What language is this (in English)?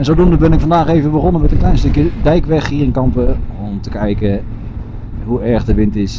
Dutch